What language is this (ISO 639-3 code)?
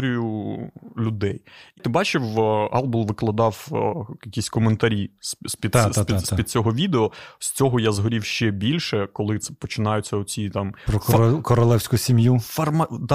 ukr